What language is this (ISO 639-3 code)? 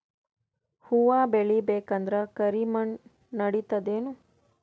kan